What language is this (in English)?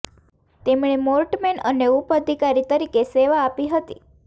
Gujarati